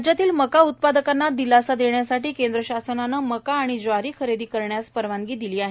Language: Marathi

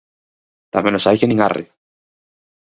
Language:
Galician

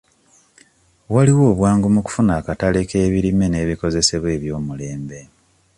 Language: Ganda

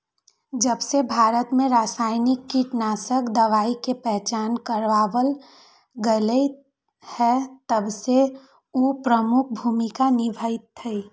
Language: Magahi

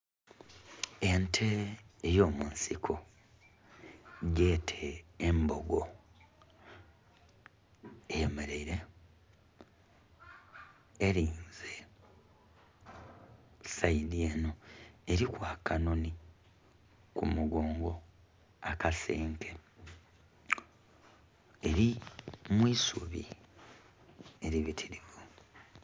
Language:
Soga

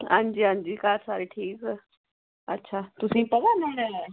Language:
Dogri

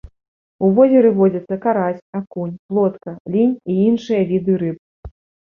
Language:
Belarusian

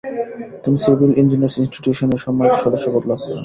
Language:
Bangla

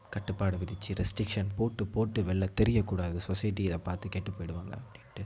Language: Tamil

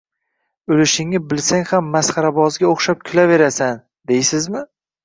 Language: Uzbek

